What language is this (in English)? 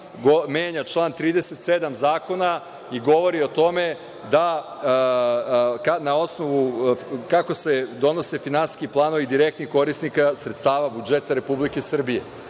Serbian